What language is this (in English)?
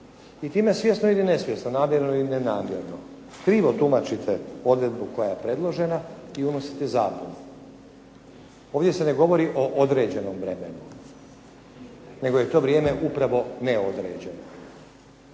Croatian